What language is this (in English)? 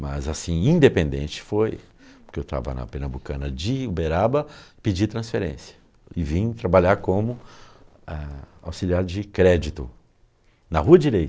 Portuguese